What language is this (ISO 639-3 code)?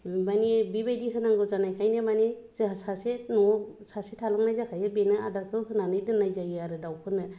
brx